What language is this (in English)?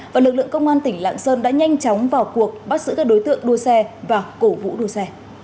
Vietnamese